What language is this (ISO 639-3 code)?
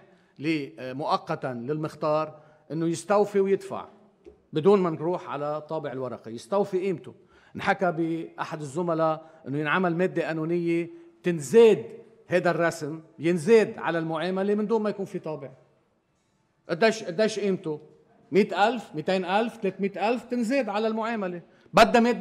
ara